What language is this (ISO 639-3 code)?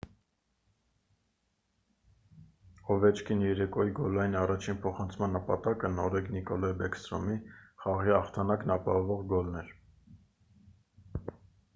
hye